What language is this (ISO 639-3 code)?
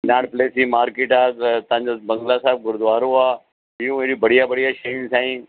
snd